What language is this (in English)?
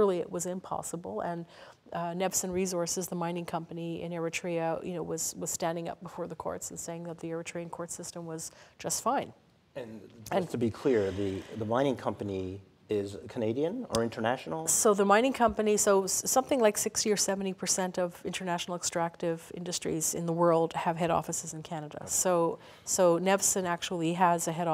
English